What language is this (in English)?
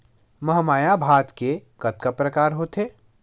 Chhattisgarhi